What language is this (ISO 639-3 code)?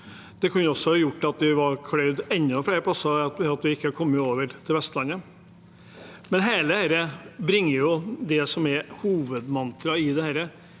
nor